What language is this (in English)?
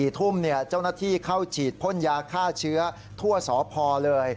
Thai